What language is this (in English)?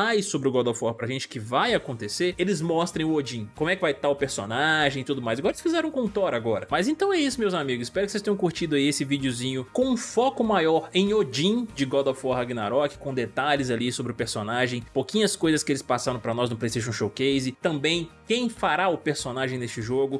Portuguese